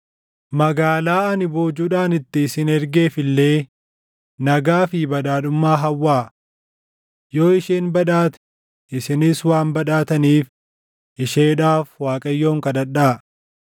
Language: Oromo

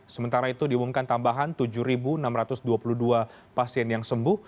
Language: Indonesian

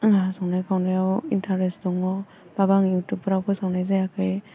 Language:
Bodo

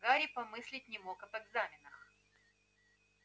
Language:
Russian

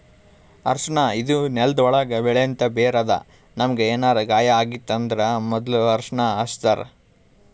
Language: Kannada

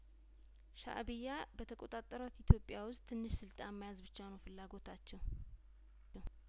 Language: Amharic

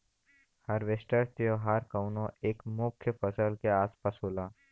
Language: Bhojpuri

